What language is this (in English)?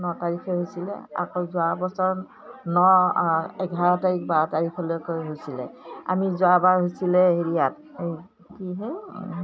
Assamese